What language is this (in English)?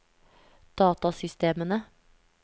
Norwegian